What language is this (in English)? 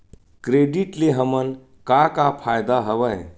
Chhattisgarhi